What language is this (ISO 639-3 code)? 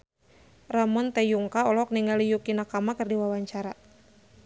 sun